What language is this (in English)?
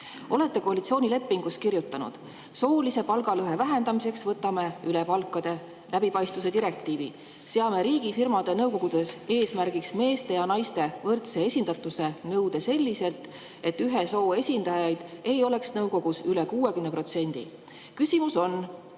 Estonian